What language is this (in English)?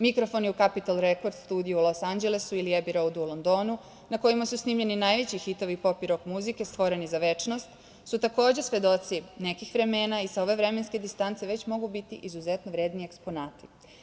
Serbian